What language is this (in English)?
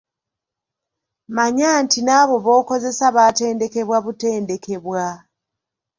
Ganda